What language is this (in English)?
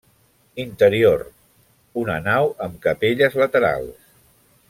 Catalan